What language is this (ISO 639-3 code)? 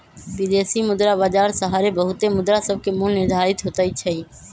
mag